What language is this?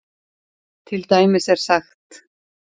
Icelandic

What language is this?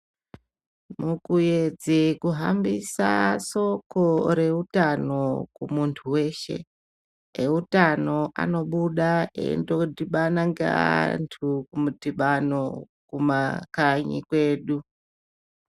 Ndau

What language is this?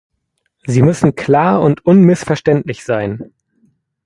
German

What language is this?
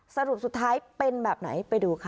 Thai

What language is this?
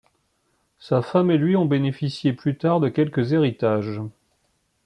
French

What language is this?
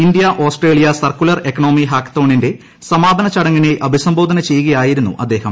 Malayalam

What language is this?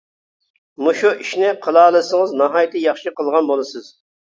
Uyghur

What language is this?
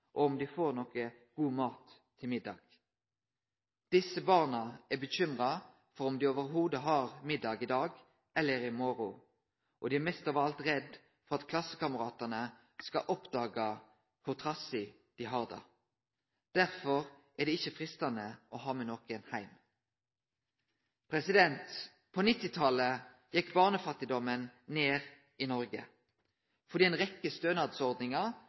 Norwegian Nynorsk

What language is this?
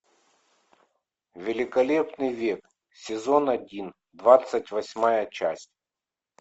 Russian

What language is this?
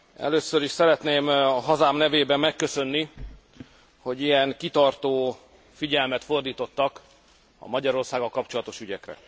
Hungarian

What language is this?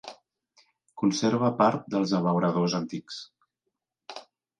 Catalan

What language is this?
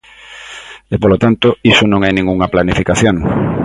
Galician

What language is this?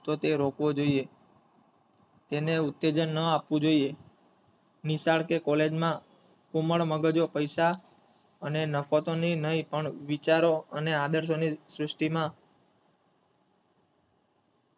Gujarati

